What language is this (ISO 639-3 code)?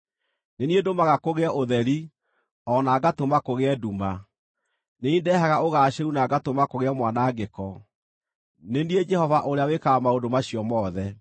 kik